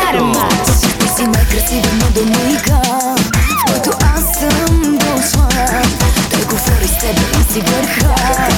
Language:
Bulgarian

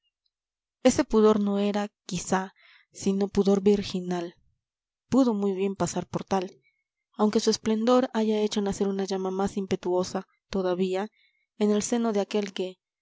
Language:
Spanish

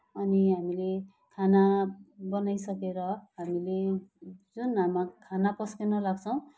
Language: Nepali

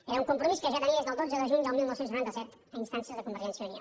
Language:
Catalan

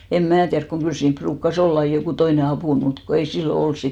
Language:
Finnish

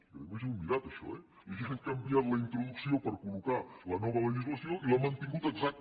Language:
Catalan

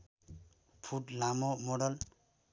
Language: Nepali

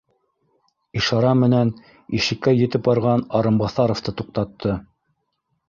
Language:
Bashkir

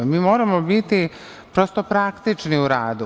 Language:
Serbian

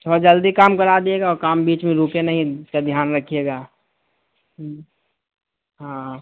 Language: Urdu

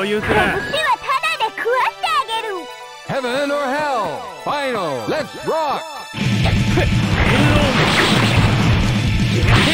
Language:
Japanese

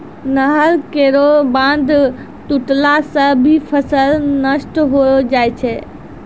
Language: Maithili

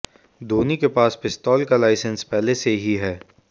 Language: Hindi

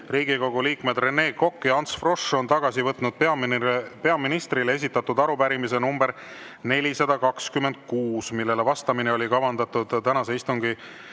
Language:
Estonian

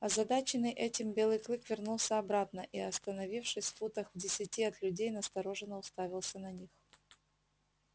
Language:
Russian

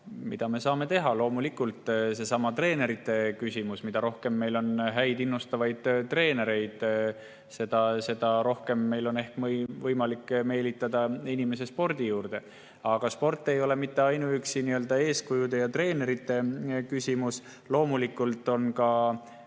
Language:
Estonian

